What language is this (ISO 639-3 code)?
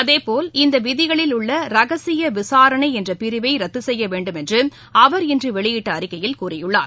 tam